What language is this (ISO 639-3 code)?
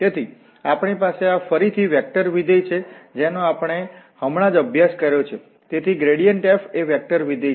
guj